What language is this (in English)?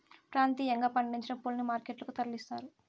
Telugu